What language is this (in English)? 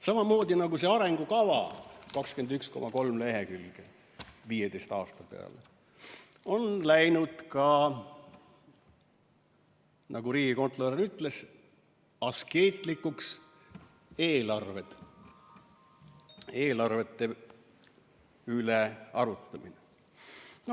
Estonian